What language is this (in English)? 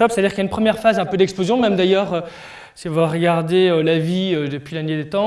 French